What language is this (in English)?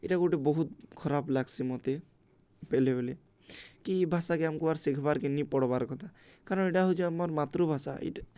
Odia